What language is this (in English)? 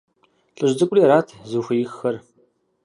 Kabardian